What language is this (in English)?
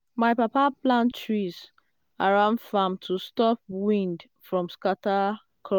Nigerian Pidgin